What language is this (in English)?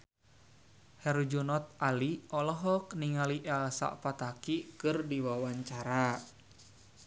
Sundanese